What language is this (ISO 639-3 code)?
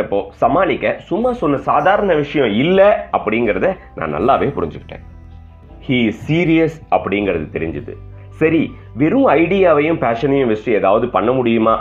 tam